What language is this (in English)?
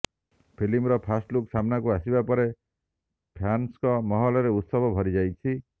Odia